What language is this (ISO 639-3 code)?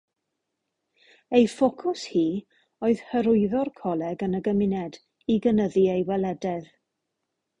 cym